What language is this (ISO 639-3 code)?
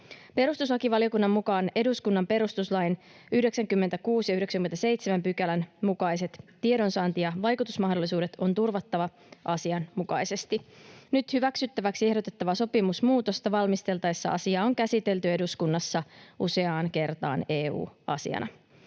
fin